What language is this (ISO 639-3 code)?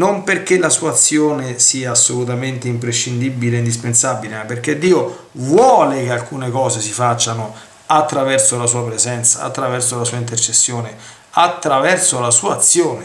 ita